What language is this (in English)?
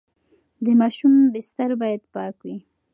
Pashto